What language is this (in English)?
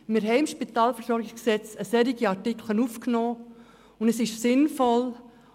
Swiss German